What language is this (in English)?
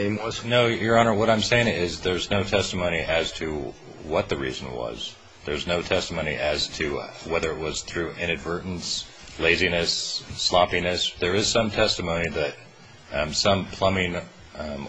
English